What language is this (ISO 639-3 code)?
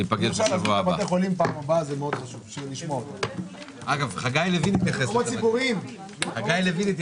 heb